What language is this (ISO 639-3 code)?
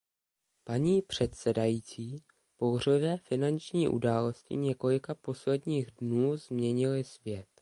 ces